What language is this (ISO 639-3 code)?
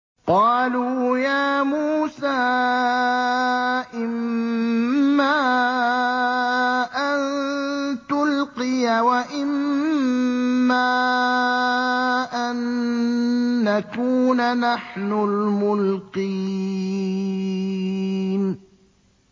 ara